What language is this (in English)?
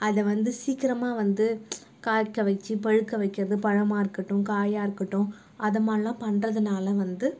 Tamil